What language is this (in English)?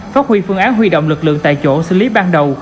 Vietnamese